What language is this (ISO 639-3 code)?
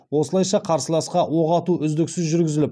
kaz